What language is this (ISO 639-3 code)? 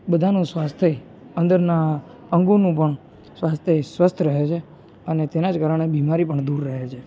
guj